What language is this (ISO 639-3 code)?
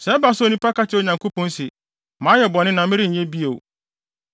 aka